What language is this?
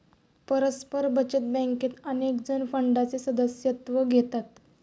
Marathi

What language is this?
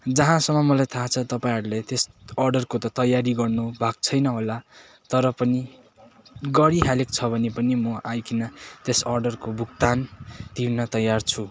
Nepali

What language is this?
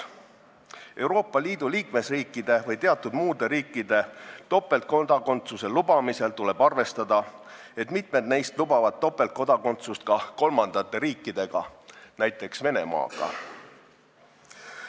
Estonian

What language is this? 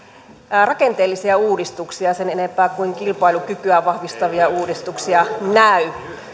Finnish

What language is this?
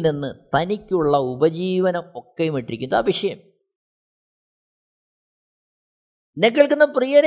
Malayalam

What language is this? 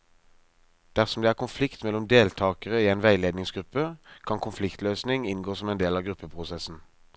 Norwegian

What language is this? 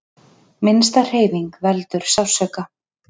Icelandic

